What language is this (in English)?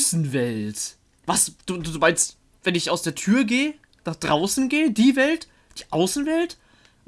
German